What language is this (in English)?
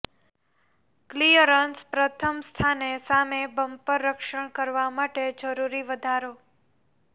Gujarati